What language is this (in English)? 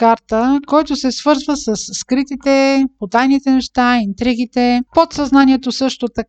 Bulgarian